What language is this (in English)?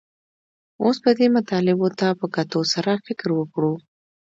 Pashto